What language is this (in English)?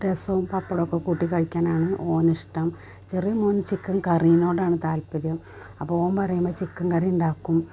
Malayalam